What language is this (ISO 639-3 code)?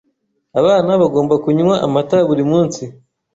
kin